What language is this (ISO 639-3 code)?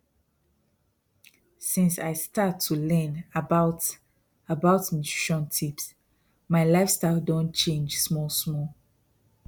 pcm